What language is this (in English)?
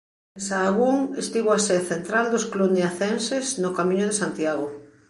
Galician